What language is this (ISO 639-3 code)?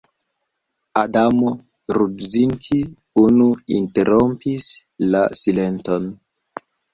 epo